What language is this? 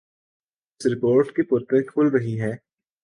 Urdu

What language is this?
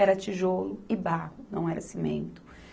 Portuguese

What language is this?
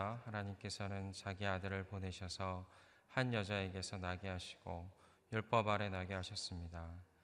Korean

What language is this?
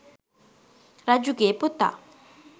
Sinhala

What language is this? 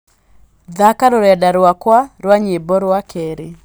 Kikuyu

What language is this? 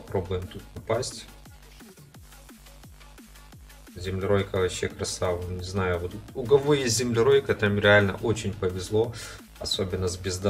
Russian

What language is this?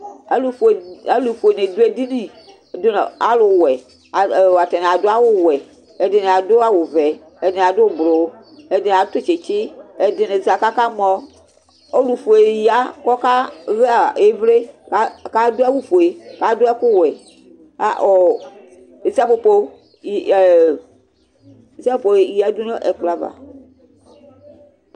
Ikposo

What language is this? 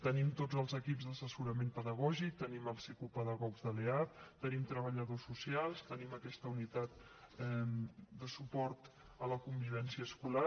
Catalan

